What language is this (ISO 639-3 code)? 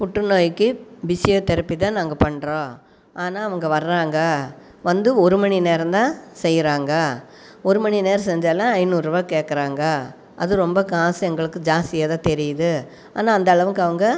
tam